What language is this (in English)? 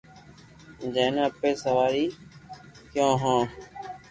Loarki